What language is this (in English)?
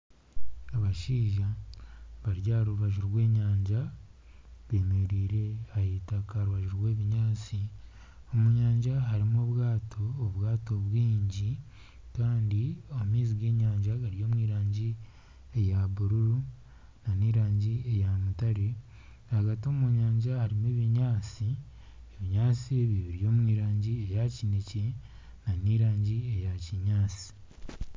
Nyankole